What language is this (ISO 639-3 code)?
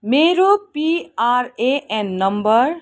nep